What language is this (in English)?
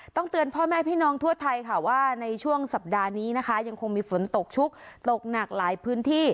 Thai